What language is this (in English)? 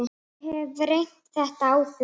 Icelandic